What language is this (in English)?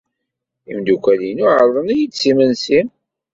Kabyle